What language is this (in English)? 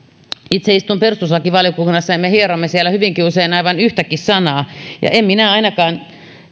Finnish